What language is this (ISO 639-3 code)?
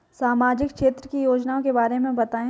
hin